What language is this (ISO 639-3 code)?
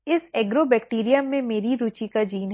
hin